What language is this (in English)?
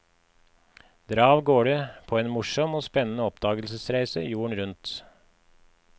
Norwegian